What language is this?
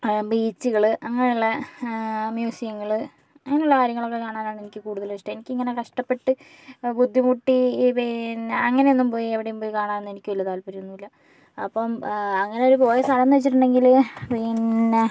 Malayalam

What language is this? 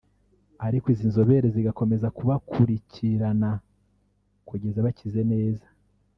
Kinyarwanda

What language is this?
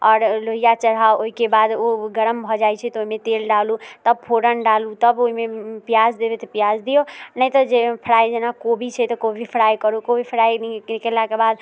Maithili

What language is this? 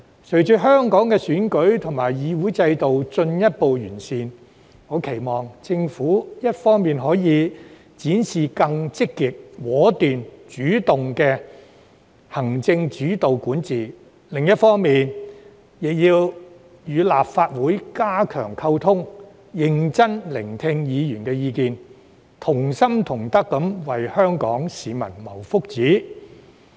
Cantonese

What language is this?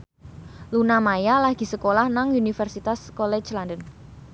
Javanese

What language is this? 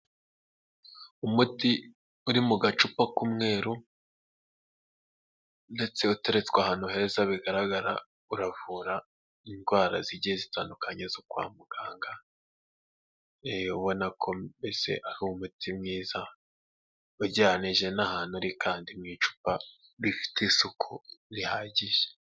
Kinyarwanda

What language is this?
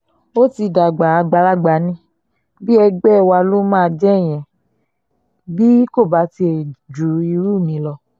Yoruba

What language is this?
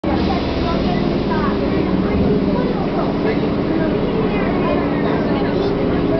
Japanese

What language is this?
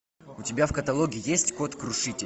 Russian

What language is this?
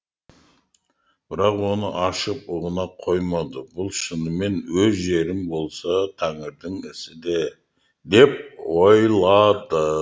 Kazakh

